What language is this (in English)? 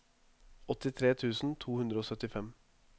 Norwegian